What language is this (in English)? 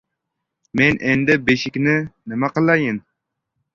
Uzbek